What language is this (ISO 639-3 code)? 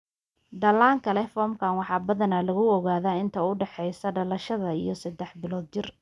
som